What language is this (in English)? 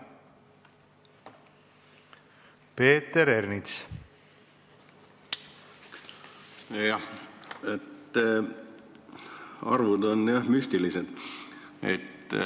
Estonian